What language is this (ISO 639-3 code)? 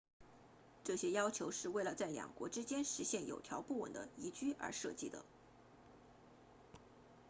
zho